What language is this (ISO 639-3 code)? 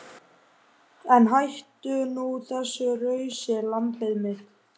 isl